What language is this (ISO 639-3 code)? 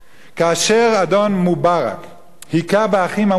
heb